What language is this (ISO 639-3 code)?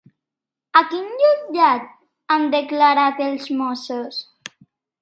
cat